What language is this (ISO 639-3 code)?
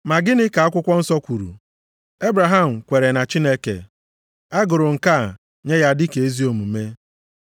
ibo